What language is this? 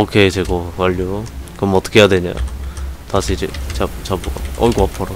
Korean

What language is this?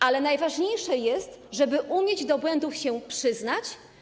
Polish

